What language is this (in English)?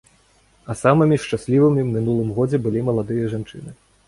Belarusian